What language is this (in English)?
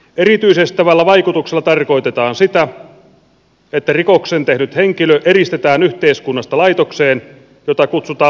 Finnish